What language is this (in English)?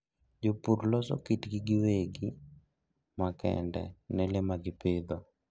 Luo (Kenya and Tanzania)